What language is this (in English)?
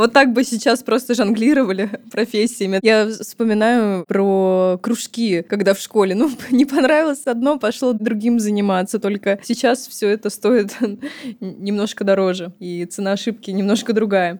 Russian